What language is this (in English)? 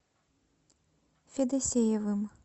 Russian